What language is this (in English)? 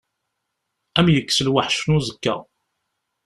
Kabyle